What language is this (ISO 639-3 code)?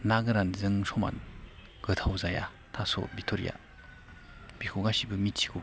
brx